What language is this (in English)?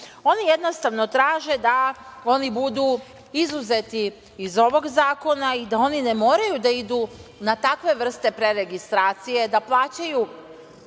Serbian